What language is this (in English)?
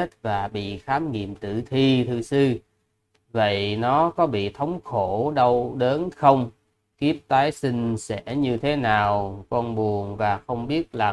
Vietnamese